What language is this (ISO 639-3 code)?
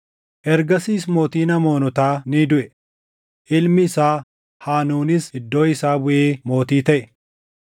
orm